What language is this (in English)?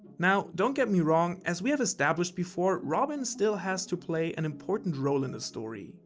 English